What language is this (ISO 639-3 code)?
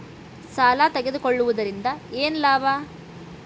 kan